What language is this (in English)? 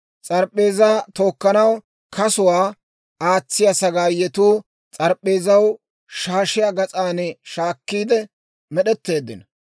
Dawro